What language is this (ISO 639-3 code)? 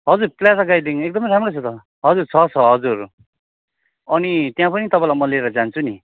nep